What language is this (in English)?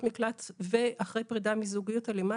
Hebrew